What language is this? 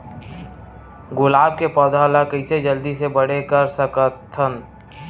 Chhattisgarhi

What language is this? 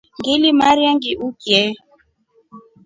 Rombo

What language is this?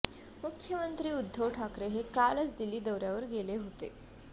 Marathi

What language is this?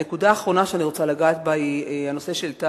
Hebrew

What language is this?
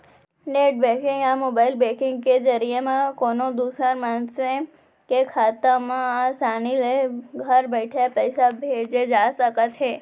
Chhattisgarhi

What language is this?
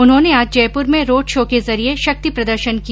Hindi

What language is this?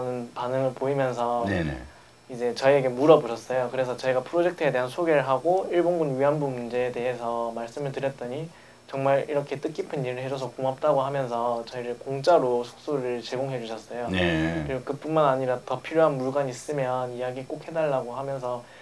Korean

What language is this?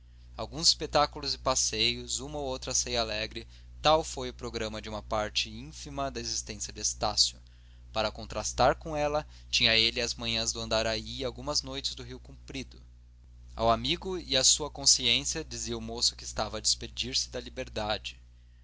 Portuguese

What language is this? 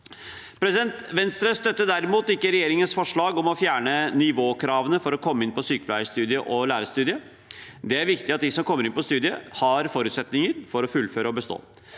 Norwegian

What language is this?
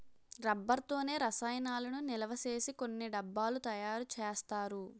Telugu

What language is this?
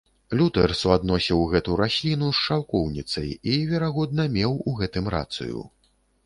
Belarusian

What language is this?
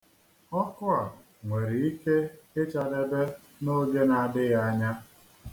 Igbo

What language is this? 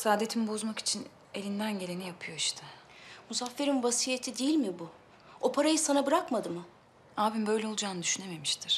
Turkish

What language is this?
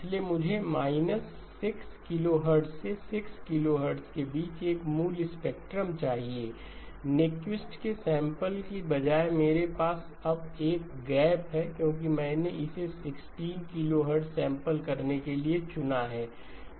Hindi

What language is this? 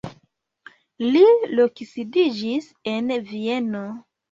Esperanto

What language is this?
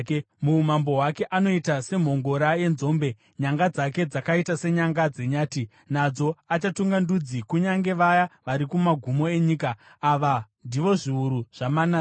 Shona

